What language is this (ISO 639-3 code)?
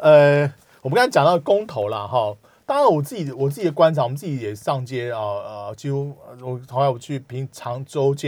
zho